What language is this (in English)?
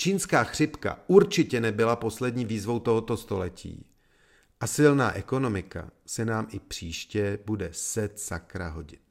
Czech